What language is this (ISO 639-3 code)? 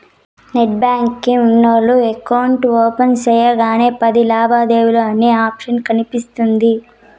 tel